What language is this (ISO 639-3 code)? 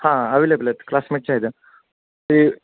mar